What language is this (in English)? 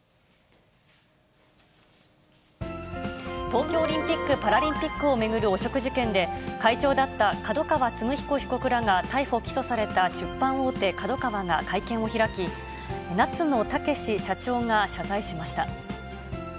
Japanese